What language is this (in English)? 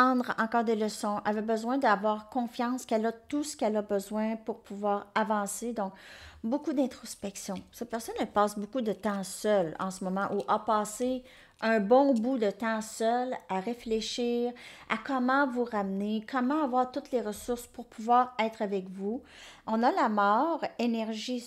French